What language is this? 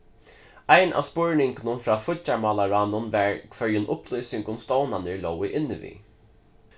Faroese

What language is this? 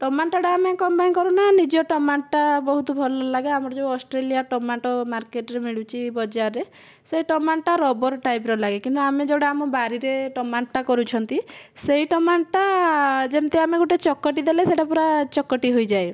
Odia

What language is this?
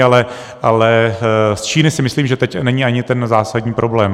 Czech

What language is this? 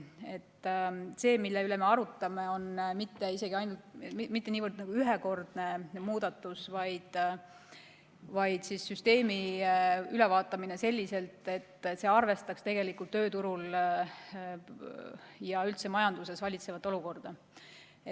Estonian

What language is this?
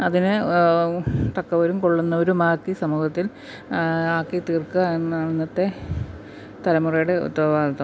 Malayalam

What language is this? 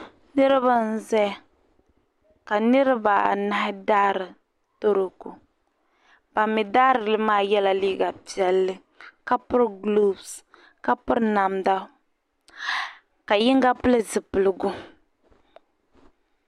Dagbani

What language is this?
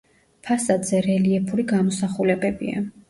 Georgian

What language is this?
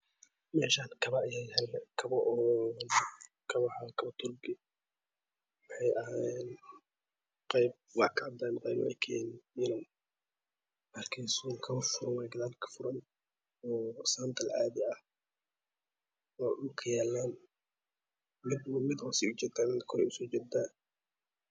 Somali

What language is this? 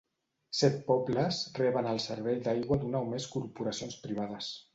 Catalan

